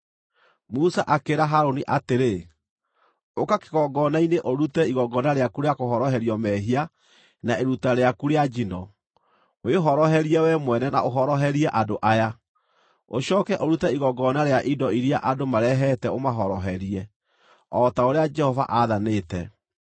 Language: Kikuyu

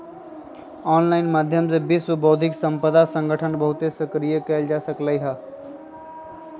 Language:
Magahi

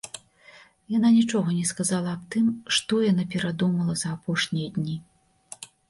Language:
Belarusian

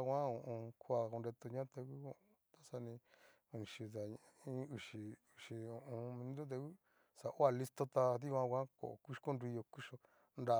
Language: Cacaloxtepec Mixtec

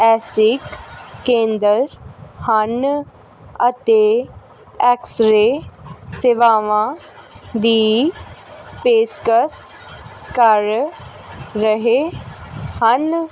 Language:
Punjabi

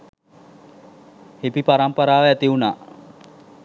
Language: Sinhala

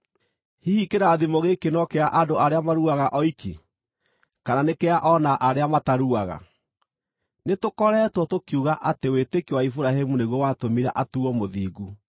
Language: Kikuyu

